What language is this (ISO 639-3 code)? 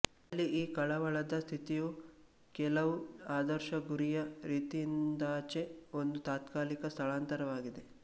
kan